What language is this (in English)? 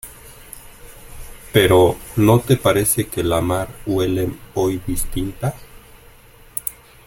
Spanish